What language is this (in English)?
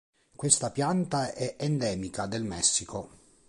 Italian